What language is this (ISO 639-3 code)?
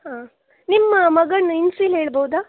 kan